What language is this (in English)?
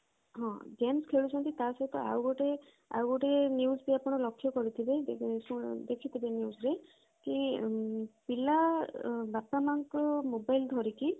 Odia